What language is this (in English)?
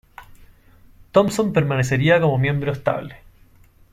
Spanish